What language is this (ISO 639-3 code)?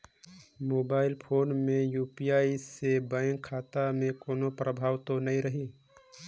hne